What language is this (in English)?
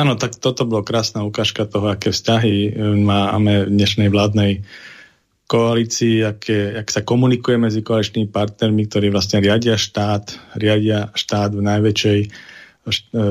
Slovak